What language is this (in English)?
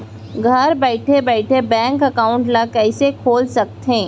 Chhattisgarhi